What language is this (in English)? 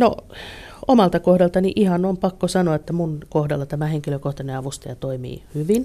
Finnish